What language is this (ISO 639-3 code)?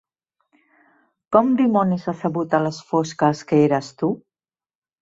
cat